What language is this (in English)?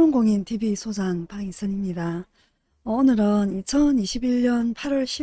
Korean